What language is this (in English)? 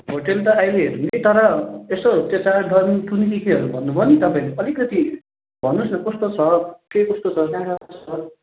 Nepali